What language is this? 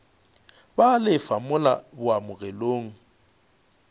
Northern Sotho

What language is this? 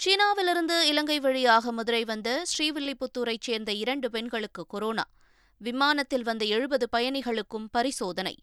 Tamil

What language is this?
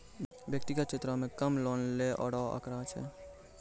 Maithili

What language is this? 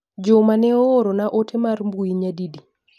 Luo (Kenya and Tanzania)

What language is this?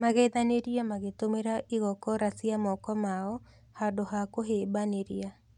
Kikuyu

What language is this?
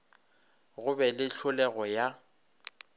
Northern Sotho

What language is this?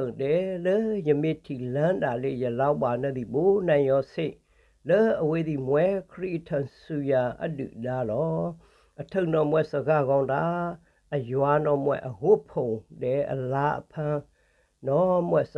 Vietnamese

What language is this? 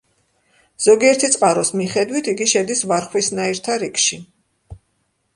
Georgian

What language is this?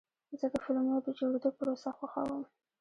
Pashto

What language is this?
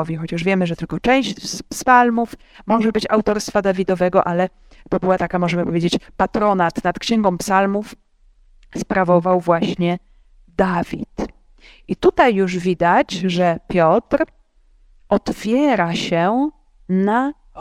Polish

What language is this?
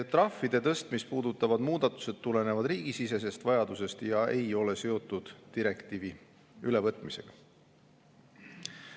Estonian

